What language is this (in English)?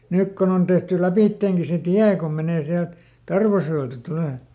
Finnish